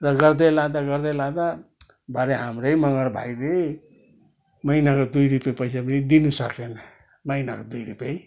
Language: Nepali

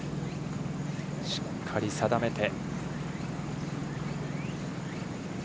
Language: Japanese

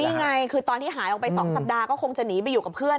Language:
Thai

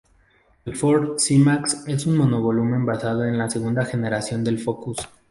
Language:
Spanish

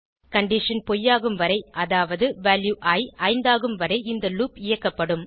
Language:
Tamil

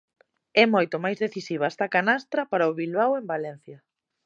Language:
Galician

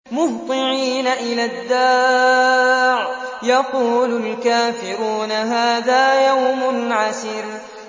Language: Arabic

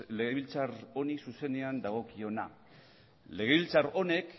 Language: Basque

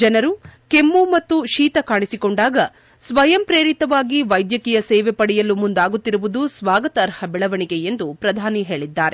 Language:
Kannada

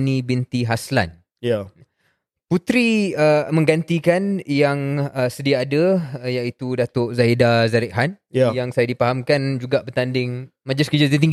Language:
Malay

